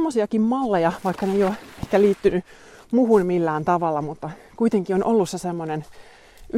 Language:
Finnish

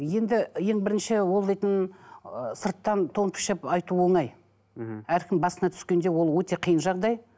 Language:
Kazakh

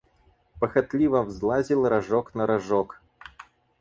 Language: Russian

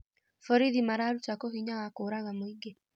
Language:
Kikuyu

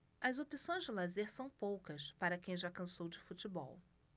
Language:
Portuguese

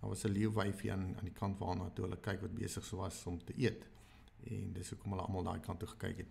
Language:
Dutch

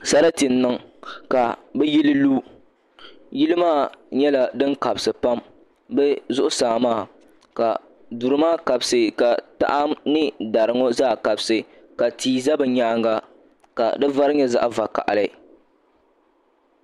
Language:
Dagbani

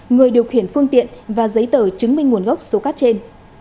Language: Vietnamese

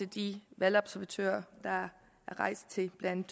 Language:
Danish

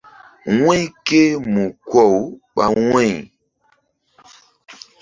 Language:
Mbum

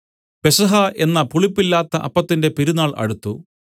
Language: Malayalam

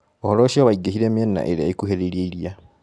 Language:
Kikuyu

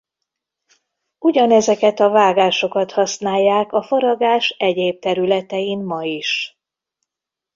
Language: Hungarian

